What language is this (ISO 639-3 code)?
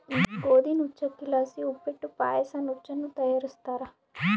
kan